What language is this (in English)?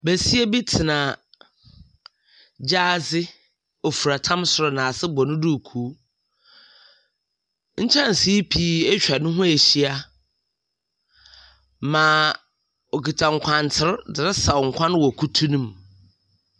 Akan